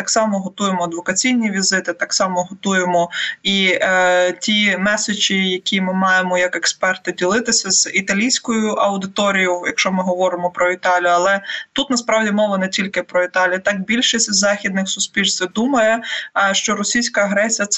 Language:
Ukrainian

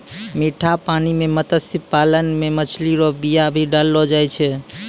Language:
Maithili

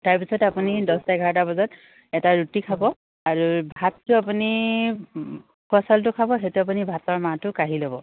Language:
Assamese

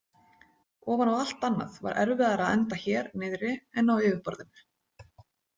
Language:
Icelandic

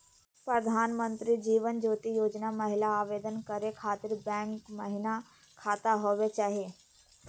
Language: Magahi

